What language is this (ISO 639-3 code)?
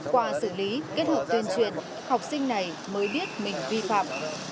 vie